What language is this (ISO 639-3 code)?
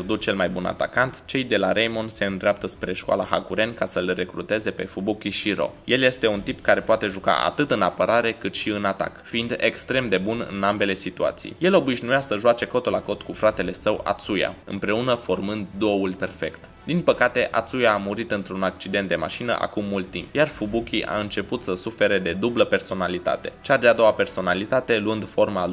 ron